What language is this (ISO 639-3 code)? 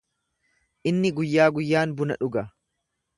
orm